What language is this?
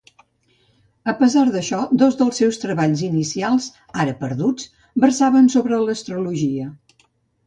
Catalan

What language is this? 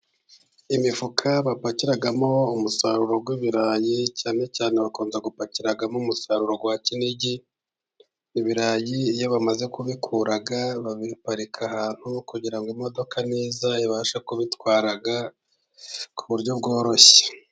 Kinyarwanda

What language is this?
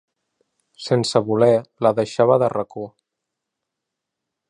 Catalan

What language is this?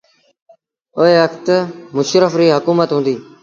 Sindhi Bhil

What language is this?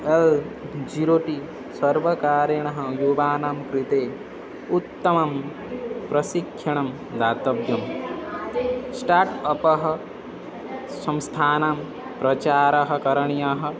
Sanskrit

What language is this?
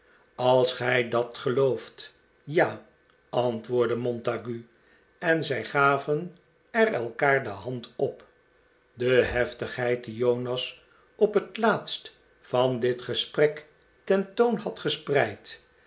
Dutch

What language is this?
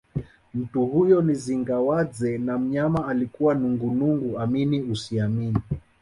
Swahili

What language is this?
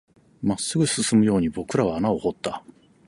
Japanese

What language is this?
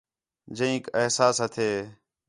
Khetrani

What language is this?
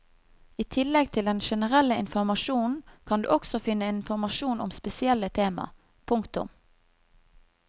Norwegian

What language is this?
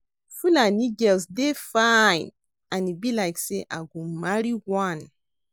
Nigerian Pidgin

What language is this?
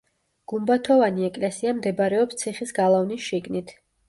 Georgian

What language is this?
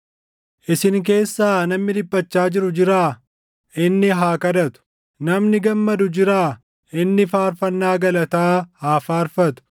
Oromo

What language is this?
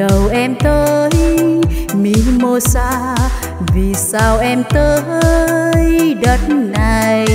Vietnamese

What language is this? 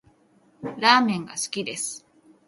Japanese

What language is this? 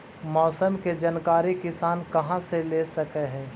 Magahi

